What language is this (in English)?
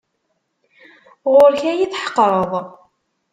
Kabyle